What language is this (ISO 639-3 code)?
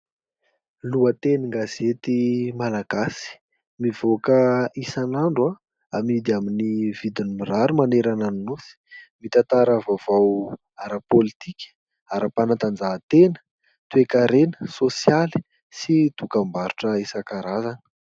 mlg